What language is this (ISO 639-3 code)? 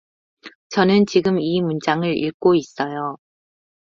kor